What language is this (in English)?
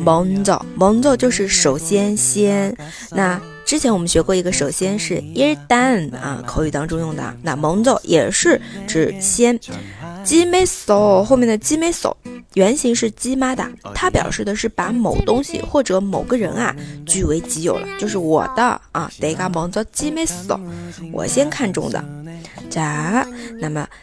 Chinese